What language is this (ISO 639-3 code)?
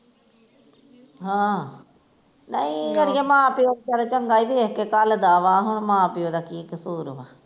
pan